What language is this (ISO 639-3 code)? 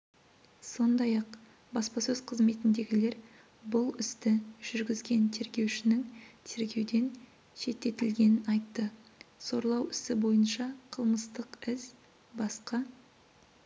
kaz